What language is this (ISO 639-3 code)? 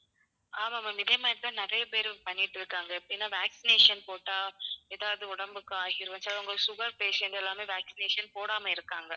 tam